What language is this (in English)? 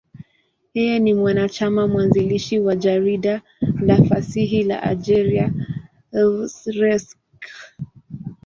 Swahili